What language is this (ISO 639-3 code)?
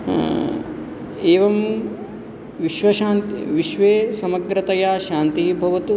san